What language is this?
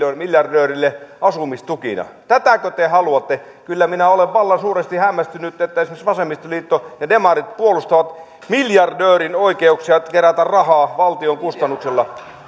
Finnish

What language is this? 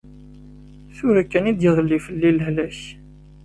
Kabyle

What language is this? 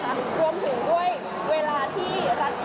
Thai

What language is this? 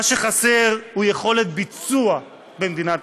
Hebrew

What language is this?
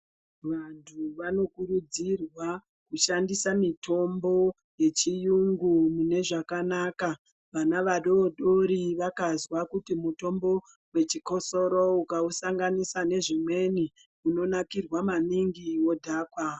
Ndau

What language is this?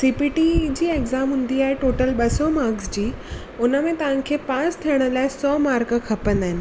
Sindhi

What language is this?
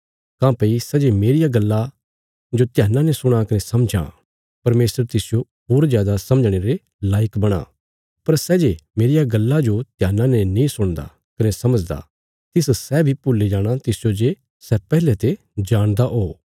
Bilaspuri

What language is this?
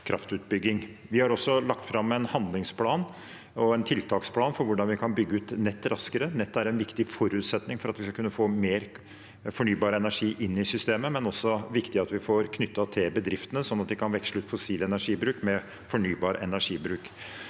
Norwegian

